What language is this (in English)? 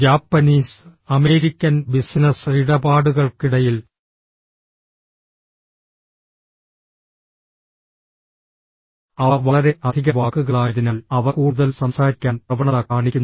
Malayalam